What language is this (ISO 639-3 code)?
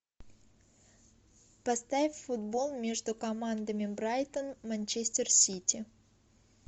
rus